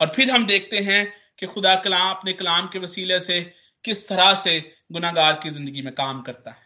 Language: Hindi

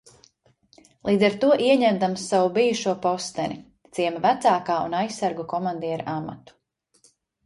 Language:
Latvian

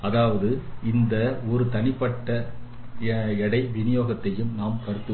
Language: Tamil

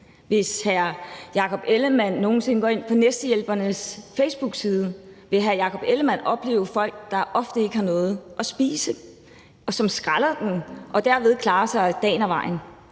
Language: Danish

